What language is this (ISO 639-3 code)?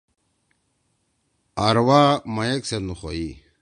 trw